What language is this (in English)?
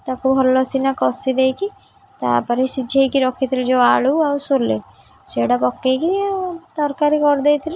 Odia